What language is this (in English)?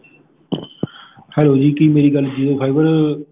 Punjabi